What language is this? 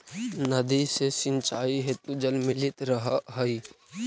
Magahi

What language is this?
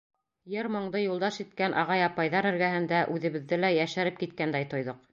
Bashkir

